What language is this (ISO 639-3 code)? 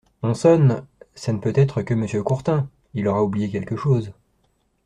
fra